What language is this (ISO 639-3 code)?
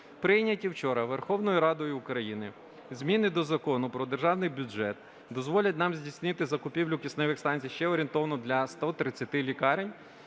ukr